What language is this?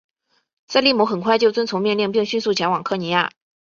Chinese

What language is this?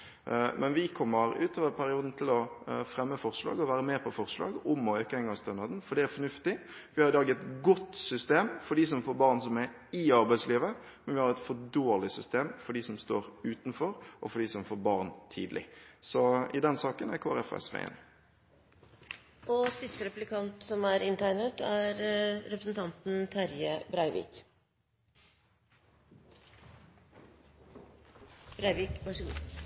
Norwegian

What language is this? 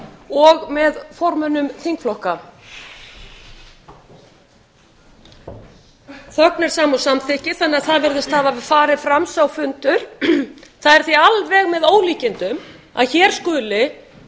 Icelandic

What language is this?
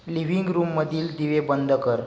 Marathi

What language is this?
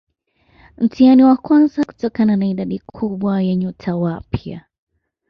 Swahili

